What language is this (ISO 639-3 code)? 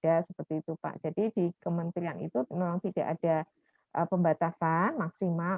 ind